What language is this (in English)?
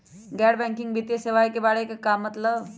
Magahi